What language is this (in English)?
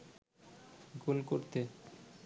Bangla